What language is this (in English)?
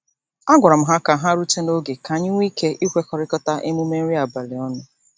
Igbo